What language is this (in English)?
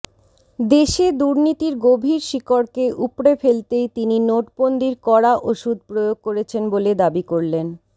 Bangla